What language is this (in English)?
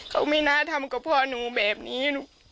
Thai